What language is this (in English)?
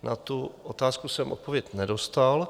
Czech